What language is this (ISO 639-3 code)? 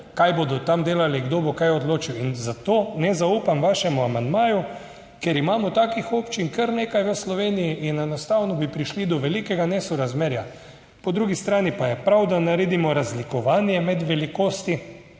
slv